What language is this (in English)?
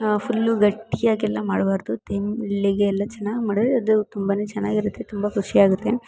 Kannada